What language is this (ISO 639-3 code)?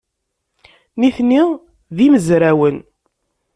kab